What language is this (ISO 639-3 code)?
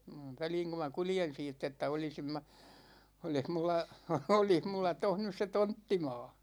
fin